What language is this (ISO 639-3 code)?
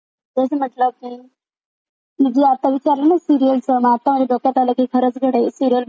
mar